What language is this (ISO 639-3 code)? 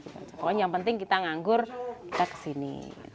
ind